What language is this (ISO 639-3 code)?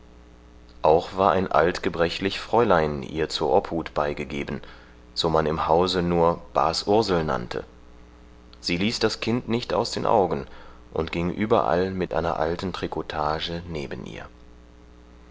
deu